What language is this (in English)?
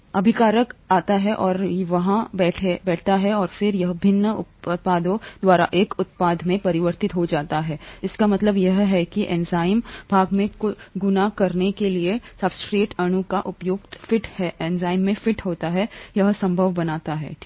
Hindi